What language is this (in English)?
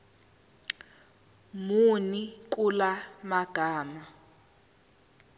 Zulu